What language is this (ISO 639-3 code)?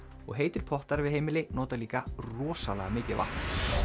isl